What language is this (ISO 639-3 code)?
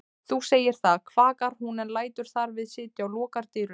isl